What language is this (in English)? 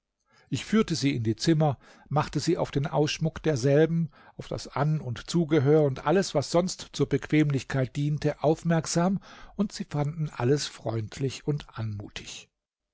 German